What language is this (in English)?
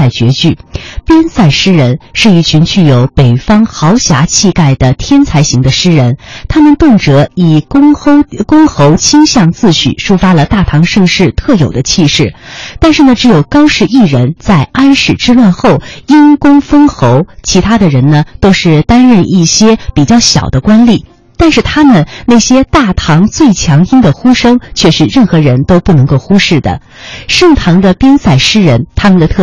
Chinese